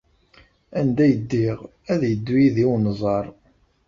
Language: Kabyle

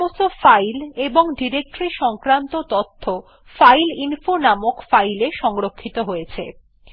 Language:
Bangla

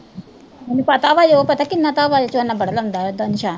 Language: Punjabi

